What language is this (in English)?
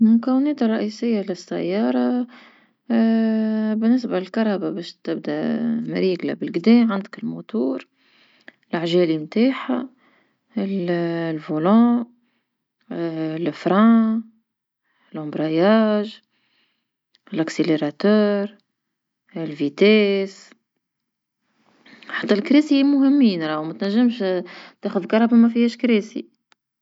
Tunisian Arabic